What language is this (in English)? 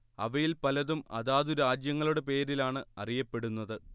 Malayalam